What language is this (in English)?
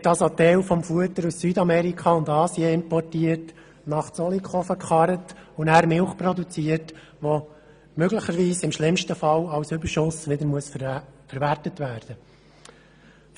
Swiss German